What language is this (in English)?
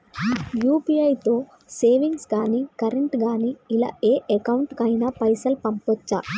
Telugu